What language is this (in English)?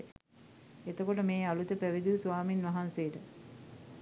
Sinhala